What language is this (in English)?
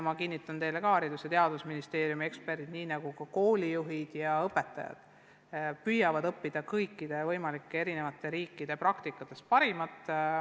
Estonian